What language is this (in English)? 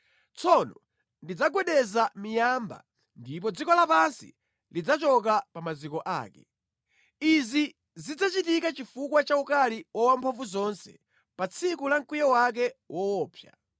Nyanja